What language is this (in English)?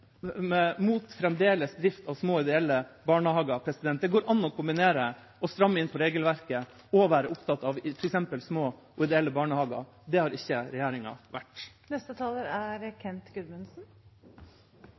Norwegian Bokmål